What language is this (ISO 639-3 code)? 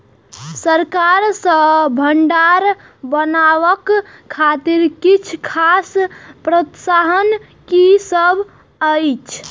mai